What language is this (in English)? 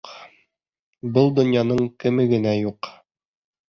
Bashkir